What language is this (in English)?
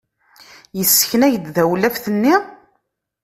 Kabyle